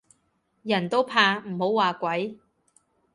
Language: Cantonese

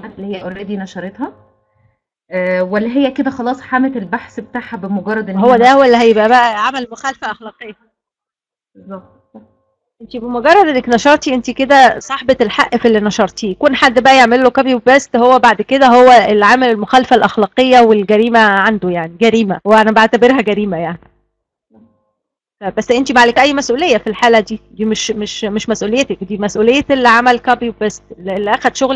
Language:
Arabic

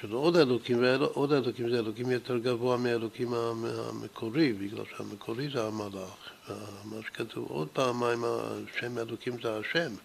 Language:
Hebrew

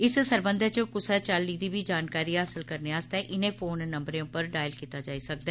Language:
Dogri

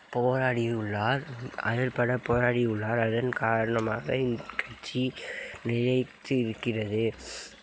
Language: Tamil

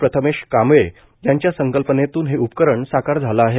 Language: Marathi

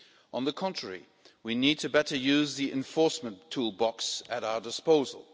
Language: English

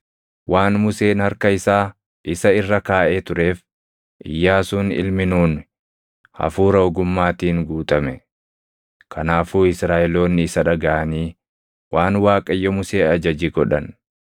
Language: Oromo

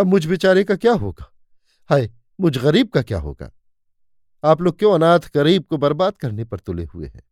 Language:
Hindi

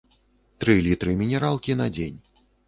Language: Belarusian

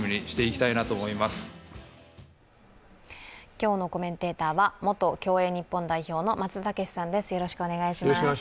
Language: Japanese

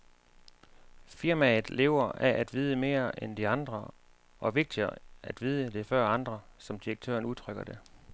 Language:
Danish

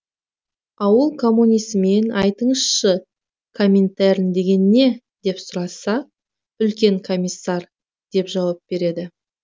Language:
Kazakh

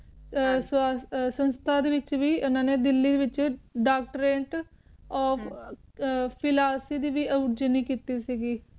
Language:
Punjabi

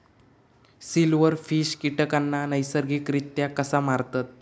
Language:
Marathi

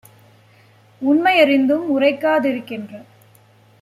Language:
Tamil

